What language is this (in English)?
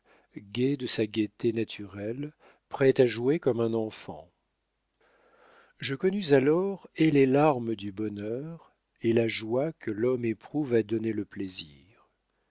French